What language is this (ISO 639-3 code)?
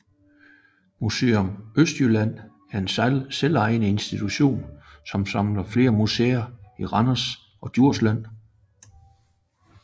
dan